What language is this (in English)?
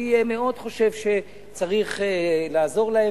Hebrew